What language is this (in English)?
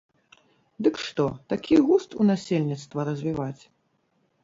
Belarusian